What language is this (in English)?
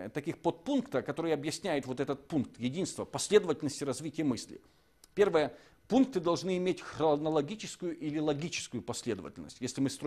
Russian